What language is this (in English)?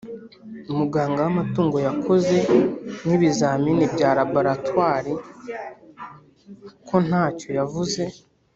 Kinyarwanda